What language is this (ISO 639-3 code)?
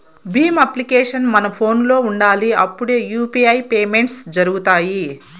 tel